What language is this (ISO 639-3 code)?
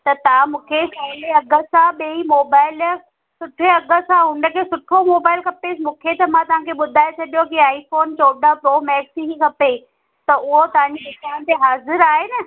snd